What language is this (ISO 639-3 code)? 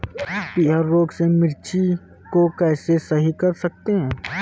hin